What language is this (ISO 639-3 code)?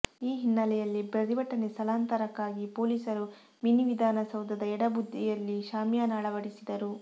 kan